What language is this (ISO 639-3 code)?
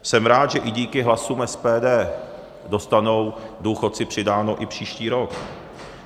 ces